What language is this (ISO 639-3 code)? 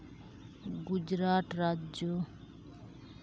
sat